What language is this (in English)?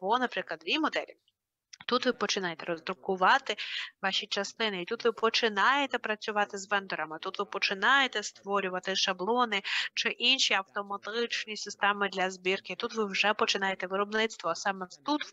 Ukrainian